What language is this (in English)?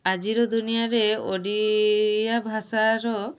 Odia